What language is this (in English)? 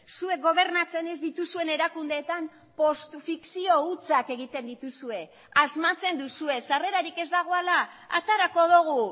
Basque